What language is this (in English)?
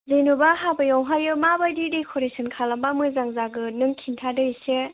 Bodo